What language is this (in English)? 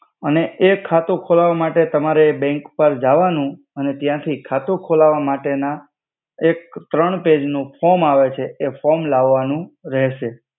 Gujarati